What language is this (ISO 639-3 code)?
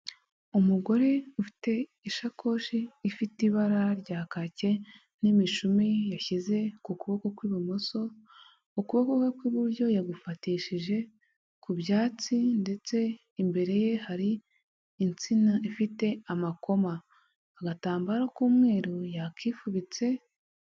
kin